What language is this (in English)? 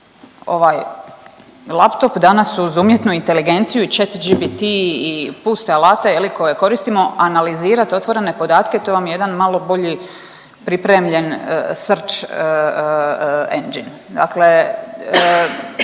Croatian